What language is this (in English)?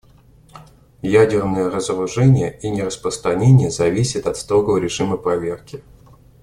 Russian